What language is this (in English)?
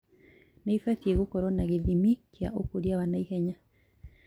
Kikuyu